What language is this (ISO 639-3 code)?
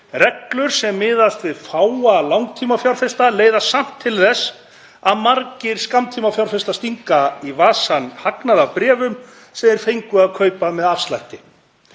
isl